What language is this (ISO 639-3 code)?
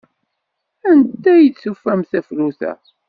kab